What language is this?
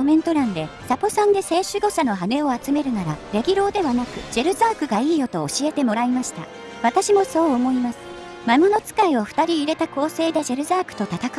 Japanese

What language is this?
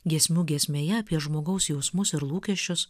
Lithuanian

